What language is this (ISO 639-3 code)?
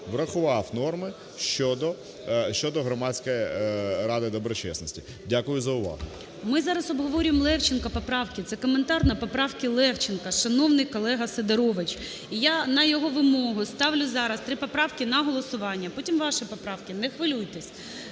ukr